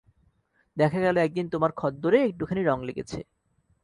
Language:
Bangla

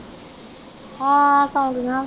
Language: Punjabi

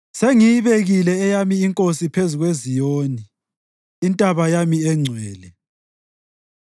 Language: North Ndebele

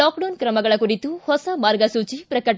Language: Kannada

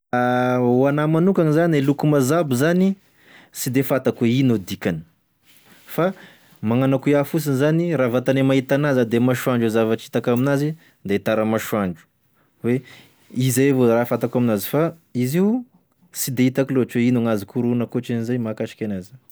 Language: Tesaka Malagasy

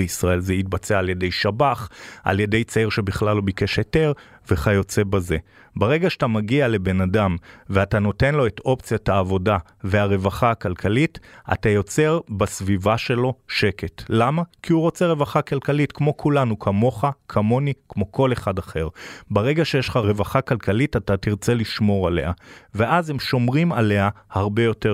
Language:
Hebrew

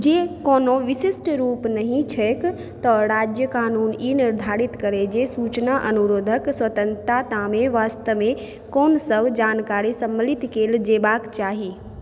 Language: Maithili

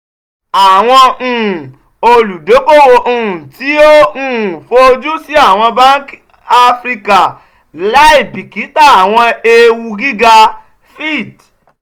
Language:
Yoruba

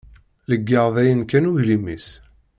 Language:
Kabyle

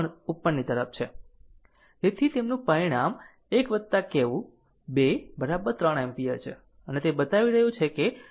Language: Gujarati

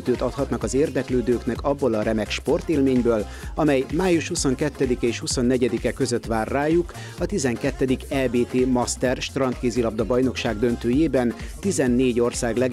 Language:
Hungarian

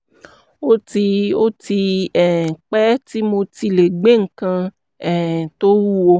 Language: Yoruba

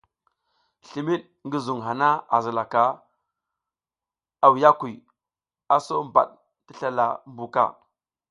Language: South Giziga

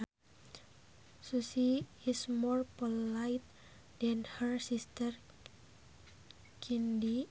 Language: Sundanese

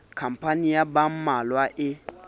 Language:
Southern Sotho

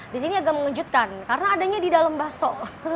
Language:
Indonesian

